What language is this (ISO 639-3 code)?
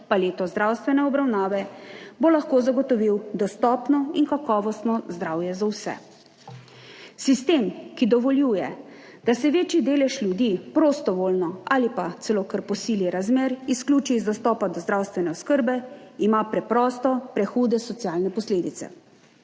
slv